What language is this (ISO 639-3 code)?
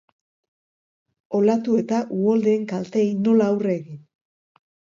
eus